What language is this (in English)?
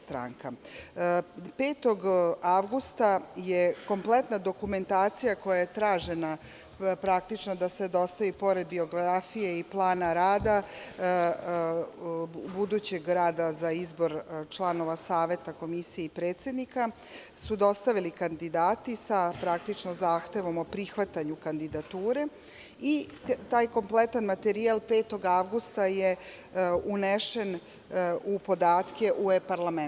Serbian